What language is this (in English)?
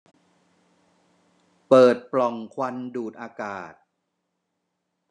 Thai